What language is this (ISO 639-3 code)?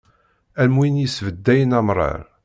kab